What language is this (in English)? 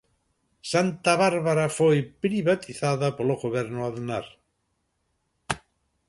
Galician